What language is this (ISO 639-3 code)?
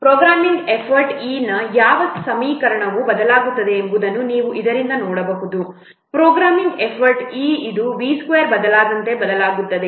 kan